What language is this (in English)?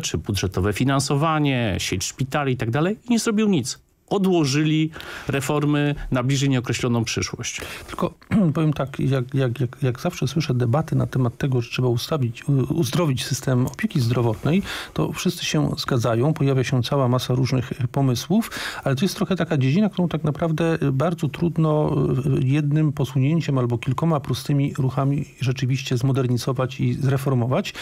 Polish